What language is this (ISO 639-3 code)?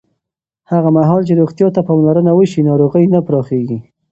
pus